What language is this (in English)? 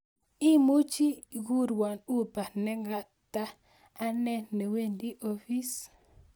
Kalenjin